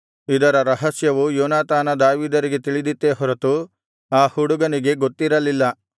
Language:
Kannada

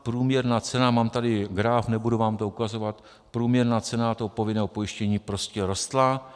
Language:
Czech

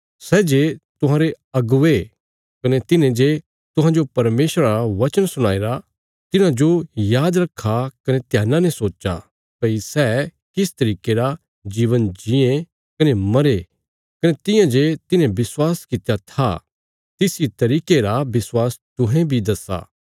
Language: Bilaspuri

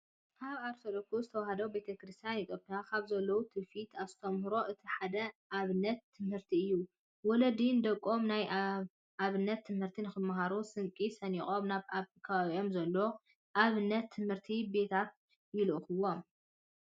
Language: Tigrinya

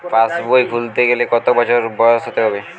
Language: Bangla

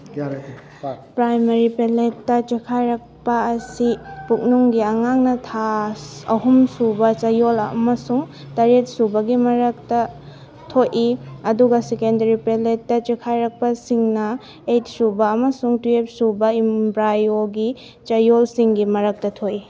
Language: Manipuri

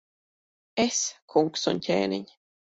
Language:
Latvian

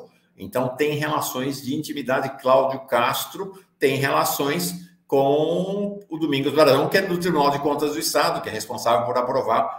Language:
Portuguese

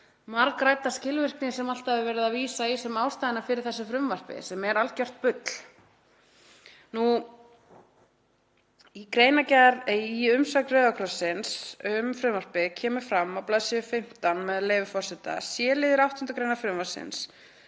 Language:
Icelandic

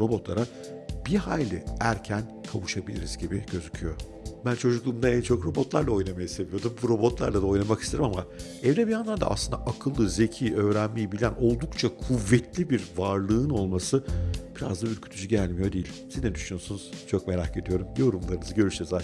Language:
Turkish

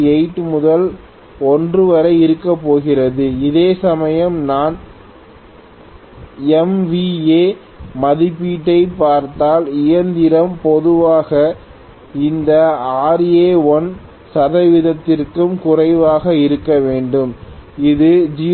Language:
Tamil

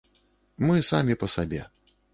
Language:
Belarusian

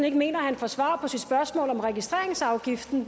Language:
Danish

